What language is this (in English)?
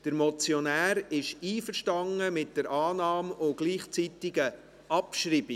Swiss German